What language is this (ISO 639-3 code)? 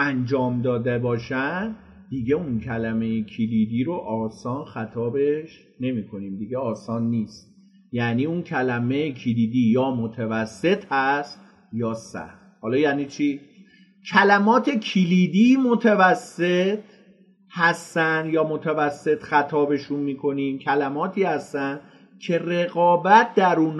fas